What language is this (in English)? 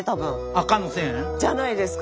Japanese